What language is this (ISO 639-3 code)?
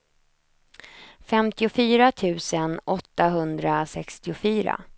swe